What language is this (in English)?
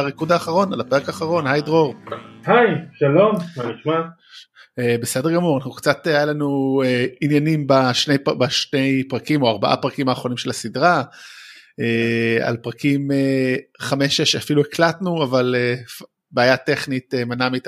Hebrew